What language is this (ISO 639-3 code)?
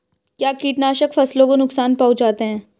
hin